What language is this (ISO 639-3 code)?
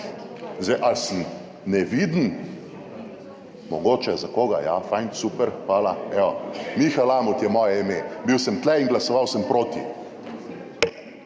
slv